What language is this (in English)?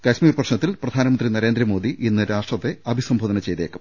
Malayalam